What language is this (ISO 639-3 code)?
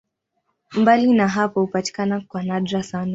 swa